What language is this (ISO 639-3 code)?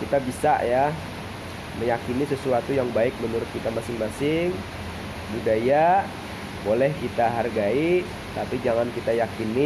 ind